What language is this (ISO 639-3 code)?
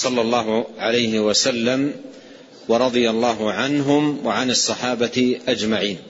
ara